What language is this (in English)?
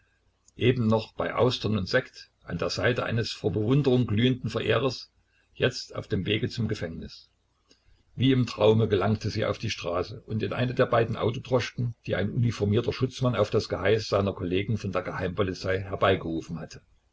German